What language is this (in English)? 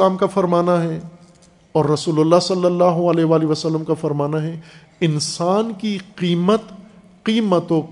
Urdu